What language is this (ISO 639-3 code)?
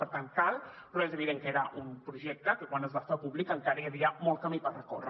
cat